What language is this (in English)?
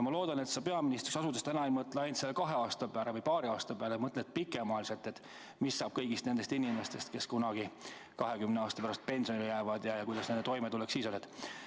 Estonian